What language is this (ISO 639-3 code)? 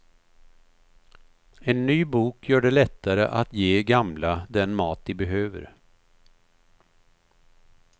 swe